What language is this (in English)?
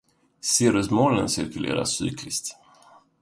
Swedish